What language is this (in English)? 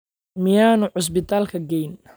Somali